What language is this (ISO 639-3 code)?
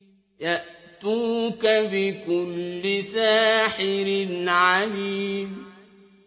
ara